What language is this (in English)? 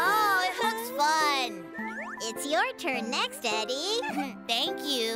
English